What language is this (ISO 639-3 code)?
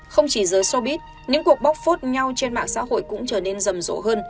vie